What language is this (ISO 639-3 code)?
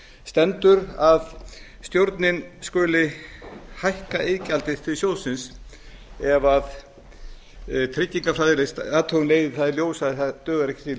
isl